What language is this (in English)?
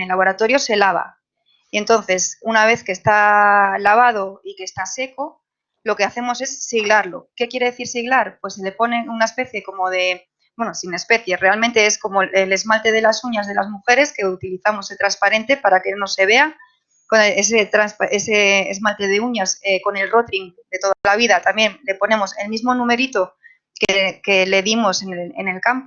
Spanish